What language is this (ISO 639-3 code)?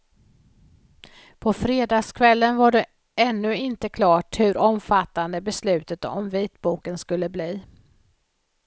swe